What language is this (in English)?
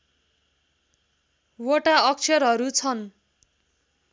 Nepali